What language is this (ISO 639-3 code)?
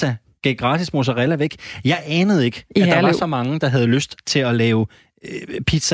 dan